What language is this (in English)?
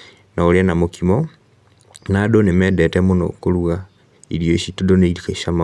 Kikuyu